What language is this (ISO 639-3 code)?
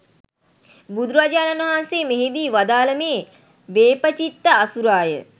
sin